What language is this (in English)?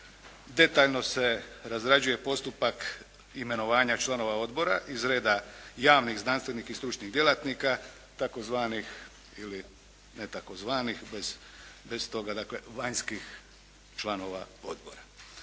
Croatian